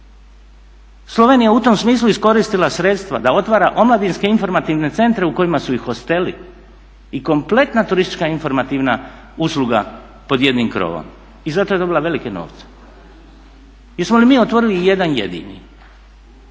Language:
Croatian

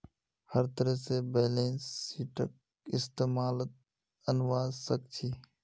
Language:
Magahi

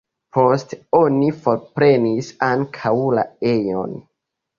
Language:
Esperanto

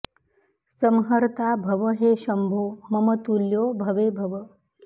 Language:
Sanskrit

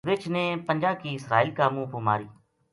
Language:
Gujari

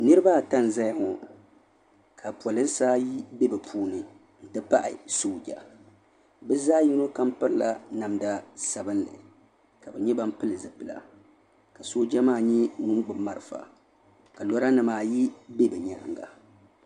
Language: Dagbani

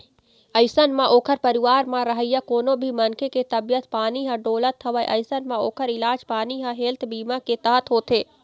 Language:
Chhattisgarhi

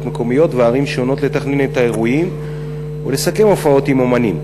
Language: Hebrew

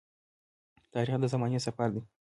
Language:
Pashto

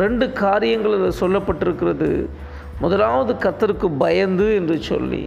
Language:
Tamil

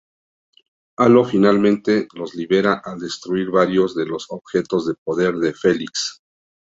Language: Spanish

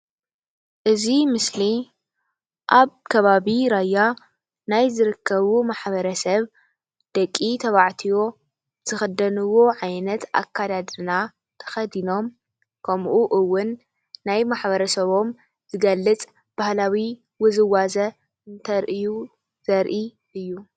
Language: Tigrinya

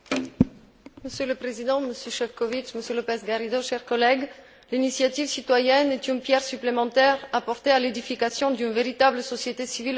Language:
French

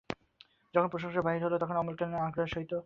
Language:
Bangla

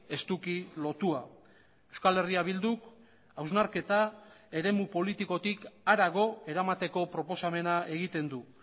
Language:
Basque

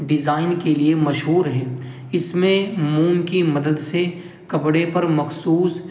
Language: Urdu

